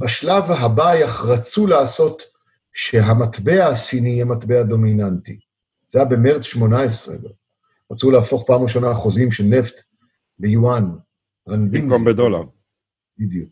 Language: Hebrew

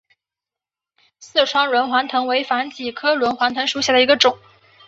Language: Chinese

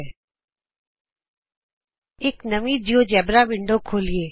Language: Punjabi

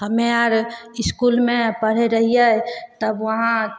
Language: Maithili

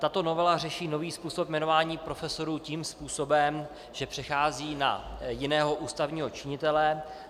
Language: Czech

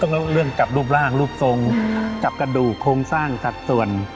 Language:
Thai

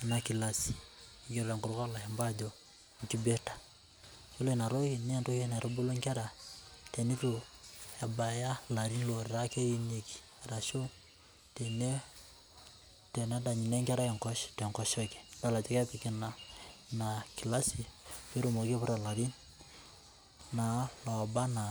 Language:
Masai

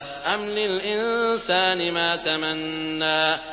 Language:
Arabic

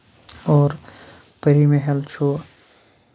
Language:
Kashmiri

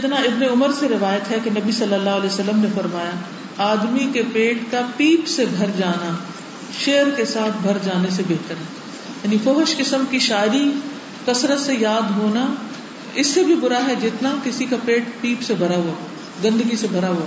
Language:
Urdu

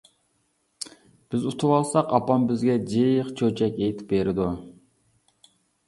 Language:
Uyghur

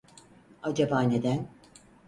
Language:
Turkish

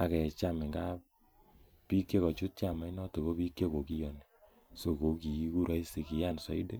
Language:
Kalenjin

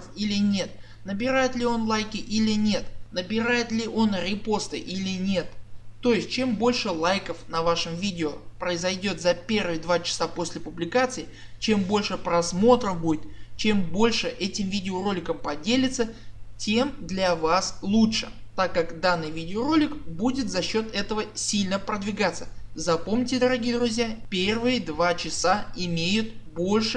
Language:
Russian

